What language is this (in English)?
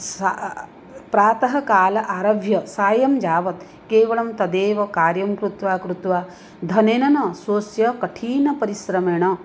Sanskrit